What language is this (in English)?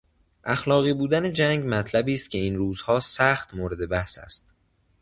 Persian